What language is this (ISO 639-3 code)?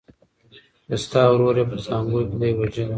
pus